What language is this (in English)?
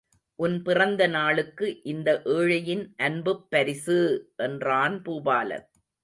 Tamil